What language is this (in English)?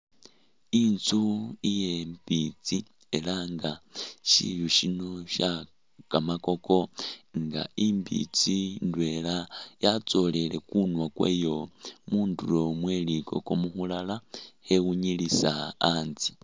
Masaaba